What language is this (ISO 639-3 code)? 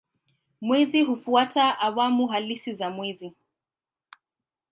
swa